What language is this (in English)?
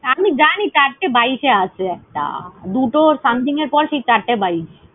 Bangla